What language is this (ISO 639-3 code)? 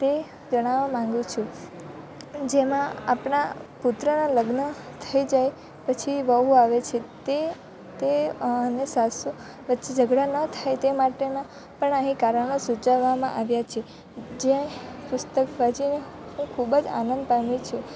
guj